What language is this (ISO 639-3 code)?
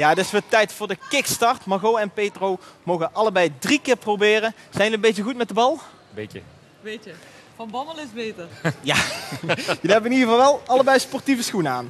nld